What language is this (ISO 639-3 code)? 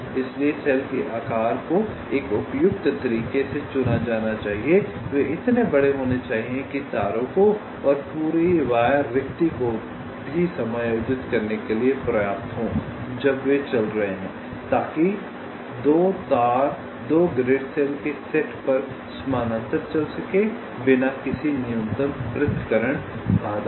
hin